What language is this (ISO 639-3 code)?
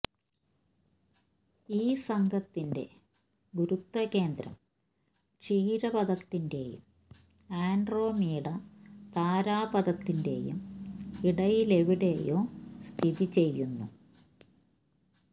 mal